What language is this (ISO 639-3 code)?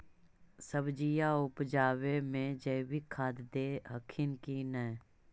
mag